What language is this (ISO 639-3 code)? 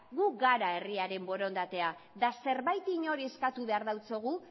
eus